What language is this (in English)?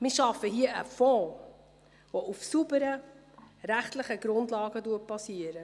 Swiss German